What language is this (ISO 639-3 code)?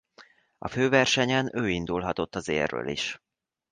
hun